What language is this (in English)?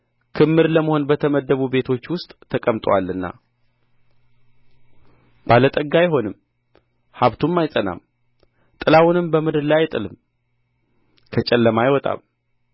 Amharic